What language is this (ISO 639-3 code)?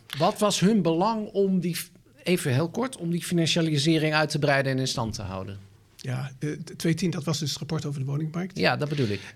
nld